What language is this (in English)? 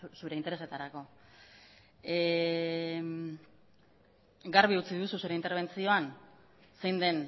Basque